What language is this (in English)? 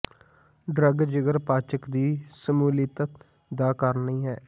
Punjabi